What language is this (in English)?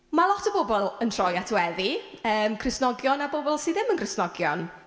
Welsh